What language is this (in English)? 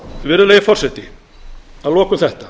Icelandic